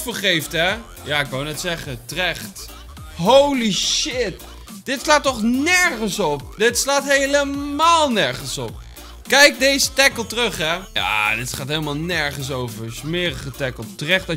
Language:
Dutch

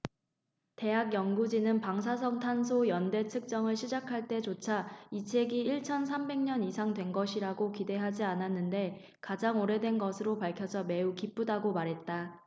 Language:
Korean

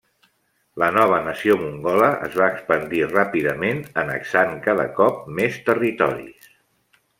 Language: Catalan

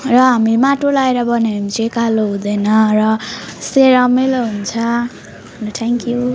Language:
Nepali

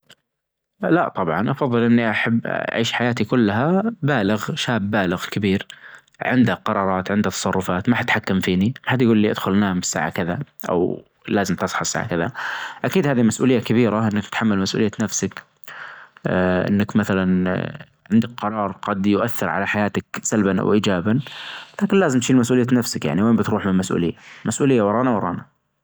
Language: Najdi Arabic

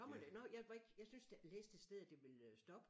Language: Danish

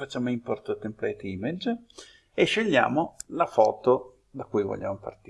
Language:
Italian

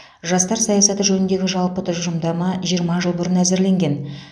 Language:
Kazakh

